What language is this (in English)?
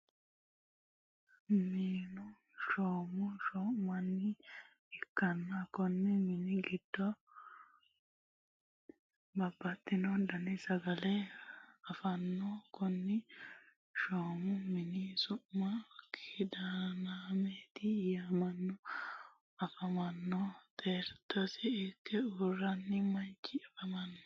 Sidamo